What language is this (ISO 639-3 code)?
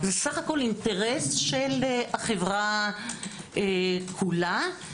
heb